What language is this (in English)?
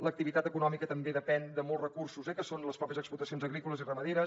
Catalan